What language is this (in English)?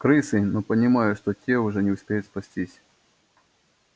Russian